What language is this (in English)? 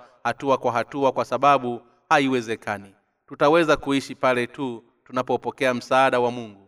Swahili